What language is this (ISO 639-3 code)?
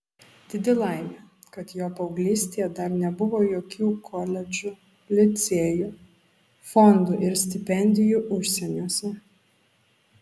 lit